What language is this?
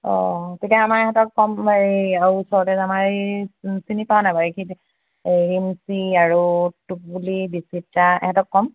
Assamese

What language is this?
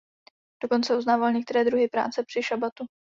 Czech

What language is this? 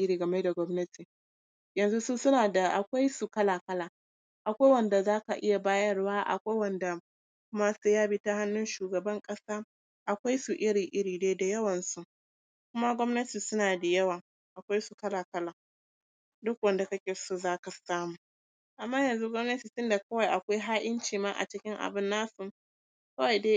Hausa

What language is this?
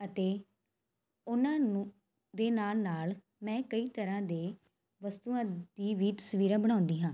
Punjabi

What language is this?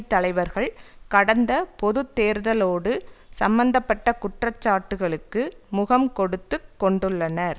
Tamil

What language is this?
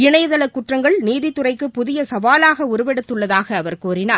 Tamil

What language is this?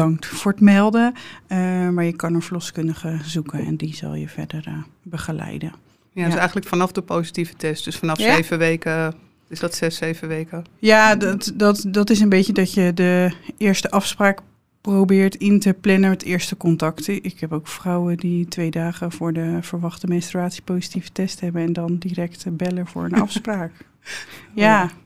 Dutch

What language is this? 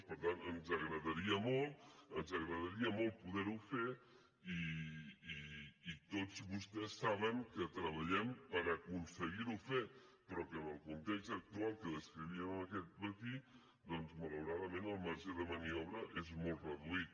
Catalan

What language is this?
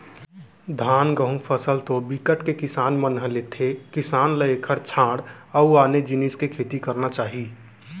Chhattisgarhi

